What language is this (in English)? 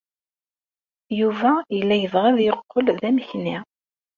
Kabyle